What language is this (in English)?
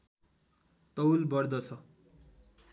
Nepali